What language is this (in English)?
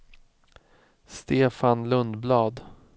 Swedish